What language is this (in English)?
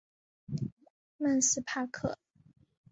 Chinese